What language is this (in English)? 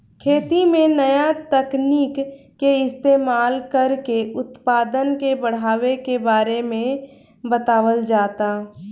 Bhojpuri